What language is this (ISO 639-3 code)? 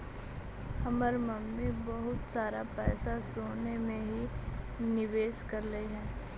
mag